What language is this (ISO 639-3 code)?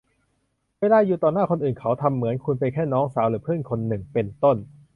tha